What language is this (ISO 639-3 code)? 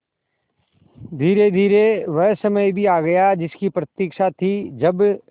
hin